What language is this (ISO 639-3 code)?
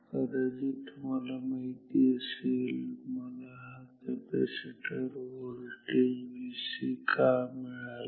mar